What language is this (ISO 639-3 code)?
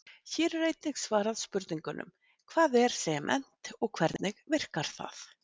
isl